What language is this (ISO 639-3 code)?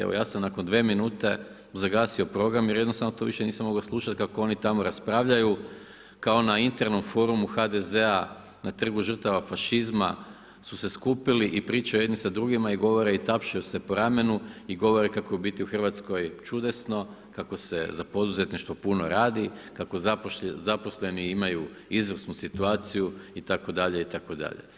hrv